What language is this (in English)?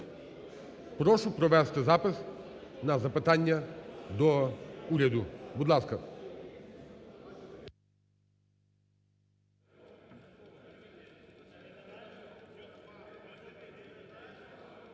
Ukrainian